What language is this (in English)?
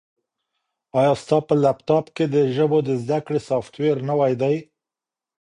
Pashto